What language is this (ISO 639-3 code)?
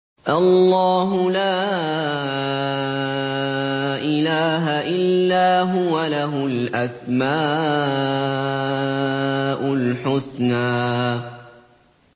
ara